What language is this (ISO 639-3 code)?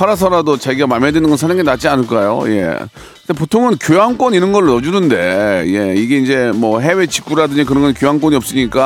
kor